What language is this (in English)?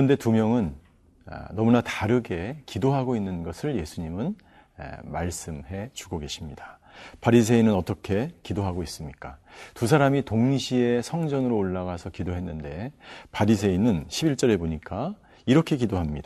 Korean